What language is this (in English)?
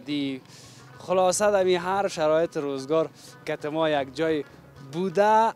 Arabic